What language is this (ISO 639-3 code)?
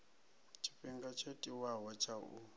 ven